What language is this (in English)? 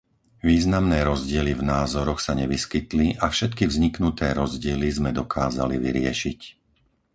Slovak